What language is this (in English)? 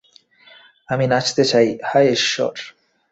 Bangla